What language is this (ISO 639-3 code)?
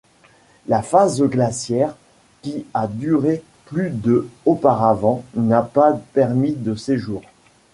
fra